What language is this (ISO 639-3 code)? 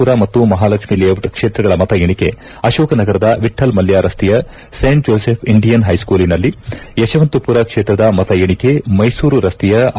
kan